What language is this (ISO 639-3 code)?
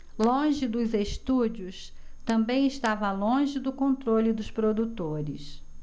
por